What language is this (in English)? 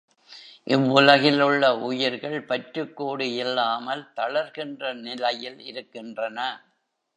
Tamil